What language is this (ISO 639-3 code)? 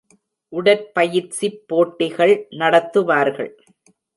tam